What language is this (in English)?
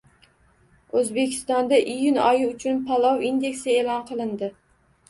Uzbek